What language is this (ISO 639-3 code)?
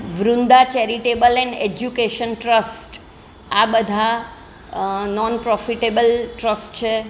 guj